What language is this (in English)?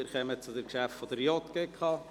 Swiss German